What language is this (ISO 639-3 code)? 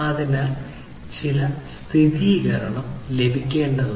mal